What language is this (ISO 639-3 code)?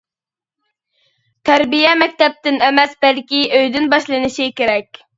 uig